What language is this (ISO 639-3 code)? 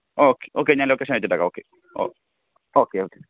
mal